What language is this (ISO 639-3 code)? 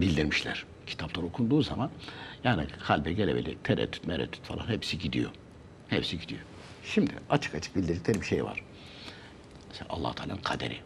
tur